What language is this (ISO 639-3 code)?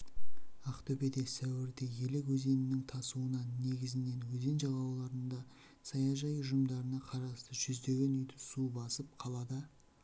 kaz